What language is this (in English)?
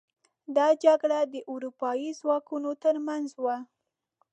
Pashto